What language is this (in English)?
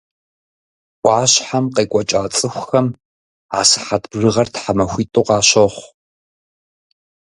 Kabardian